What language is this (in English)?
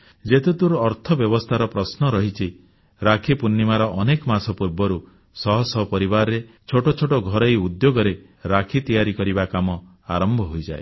Odia